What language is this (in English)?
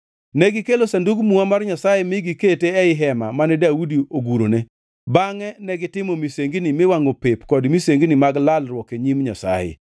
Luo (Kenya and Tanzania)